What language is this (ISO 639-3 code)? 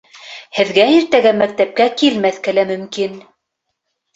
bak